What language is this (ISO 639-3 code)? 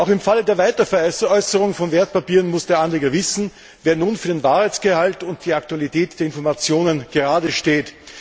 deu